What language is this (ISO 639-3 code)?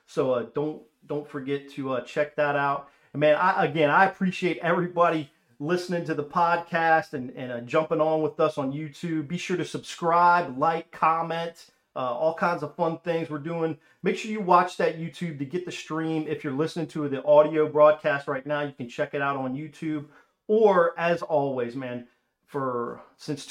eng